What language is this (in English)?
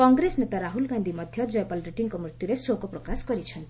Odia